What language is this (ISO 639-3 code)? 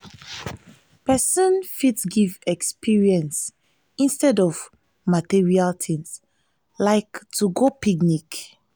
pcm